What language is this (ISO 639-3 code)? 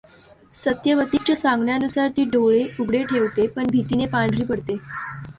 mar